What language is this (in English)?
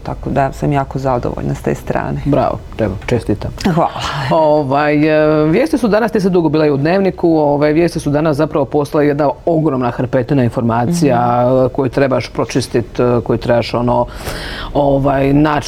Croatian